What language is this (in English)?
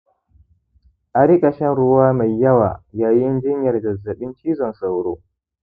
Hausa